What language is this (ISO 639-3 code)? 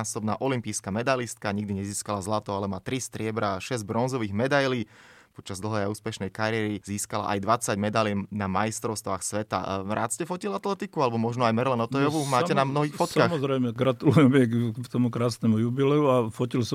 slk